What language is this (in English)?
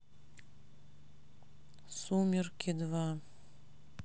Russian